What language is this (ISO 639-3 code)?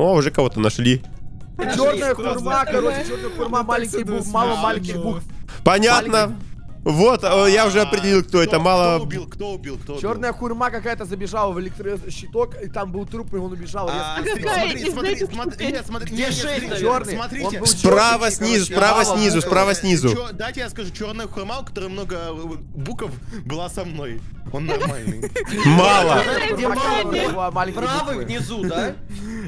rus